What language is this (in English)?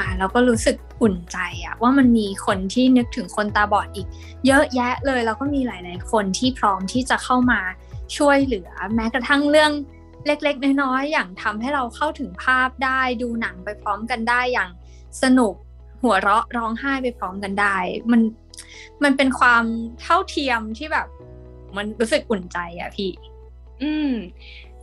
Thai